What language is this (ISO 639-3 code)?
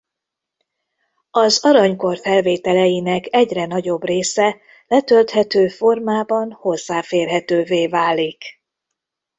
hun